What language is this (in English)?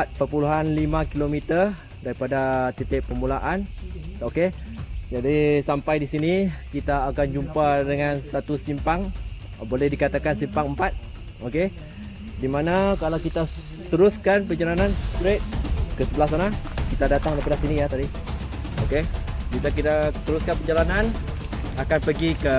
Malay